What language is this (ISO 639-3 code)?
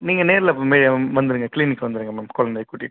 tam